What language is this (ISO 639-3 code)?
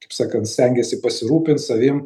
lit